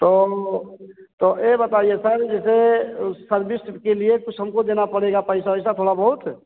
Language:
Hindi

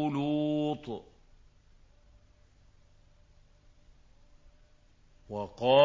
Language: Arabic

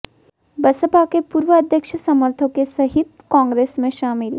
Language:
Hindi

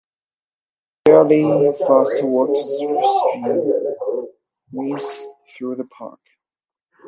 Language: English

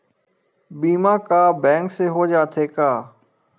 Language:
Chhattisgarhi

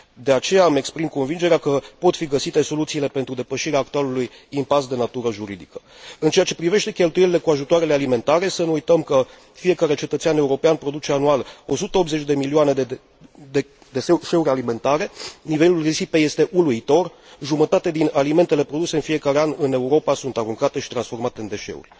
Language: Romanian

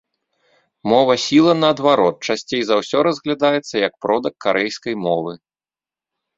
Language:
Belarusian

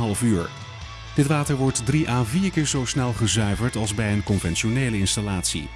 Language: Dutch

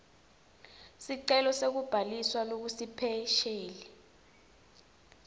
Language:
Swati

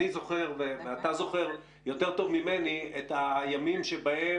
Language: Hebrew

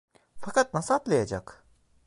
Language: Turkish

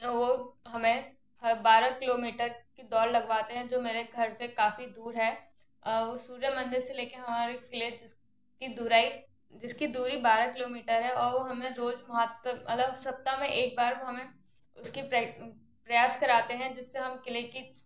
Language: Hindi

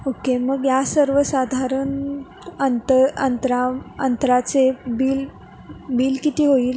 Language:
Marathi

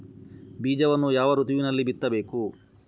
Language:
Kannada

